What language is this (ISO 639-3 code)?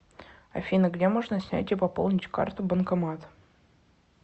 rus